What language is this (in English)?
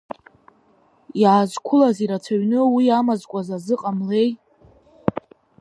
Abkhazian